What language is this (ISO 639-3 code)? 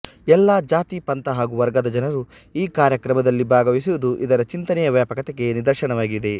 kan